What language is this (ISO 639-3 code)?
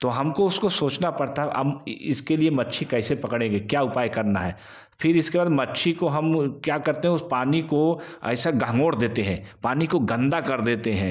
hin